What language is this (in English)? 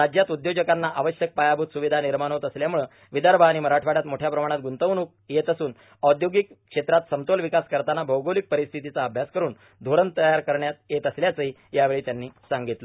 Marathi